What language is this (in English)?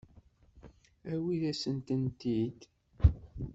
Kabyle